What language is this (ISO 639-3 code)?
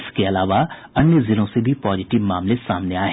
hin